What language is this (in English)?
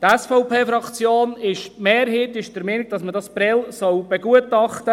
Swiss German